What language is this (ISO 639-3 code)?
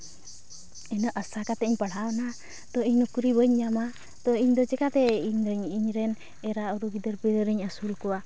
sat